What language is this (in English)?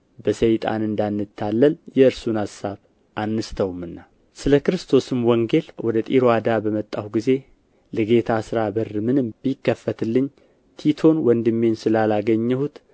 Amharic